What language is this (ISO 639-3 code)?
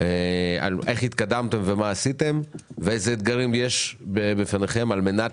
heb